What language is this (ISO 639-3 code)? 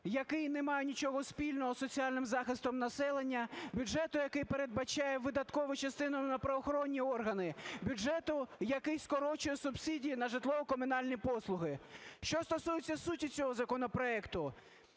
ukr